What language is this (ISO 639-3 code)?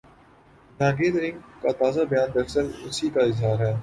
urd